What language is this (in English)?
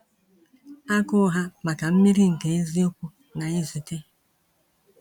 Igbo